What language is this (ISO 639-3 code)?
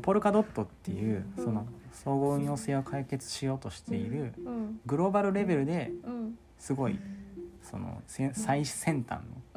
jpn